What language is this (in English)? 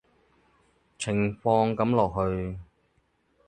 Cantonese